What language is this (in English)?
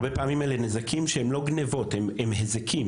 Hebrew